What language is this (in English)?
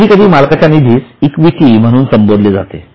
Marathi